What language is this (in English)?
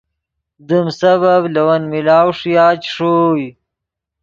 Yidgha